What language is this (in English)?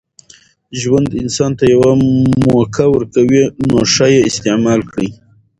Pashto